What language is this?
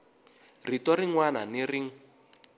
Tsonga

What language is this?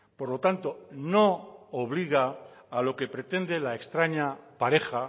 Spanish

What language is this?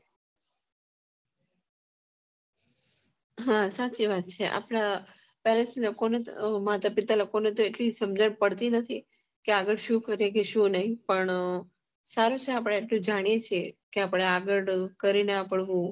Gujarati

